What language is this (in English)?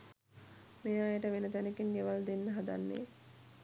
Sinhala